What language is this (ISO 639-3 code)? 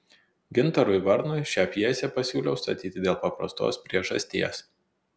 lit